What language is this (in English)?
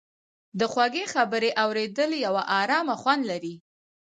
Pashto